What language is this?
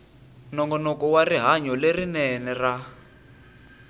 Tsonga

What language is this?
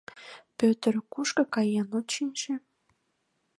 Mari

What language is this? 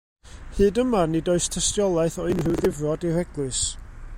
Welsh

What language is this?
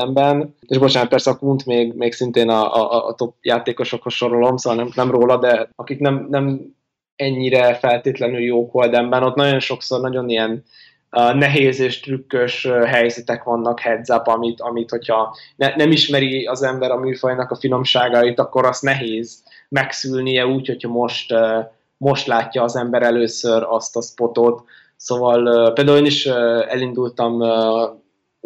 Hungarian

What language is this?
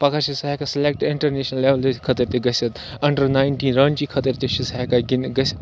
Kashmiri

